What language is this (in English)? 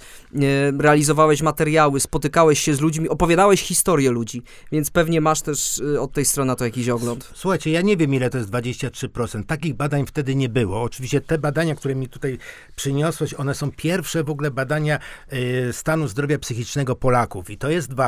Polish